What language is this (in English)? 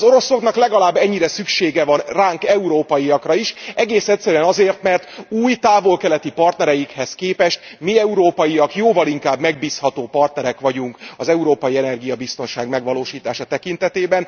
Hungarian